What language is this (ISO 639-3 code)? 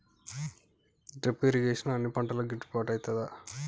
tel